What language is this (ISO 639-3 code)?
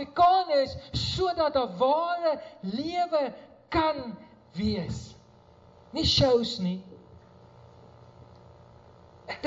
nld